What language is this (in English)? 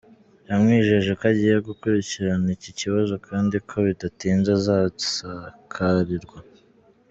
Kinyarwanda